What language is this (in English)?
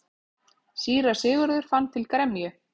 Icelandic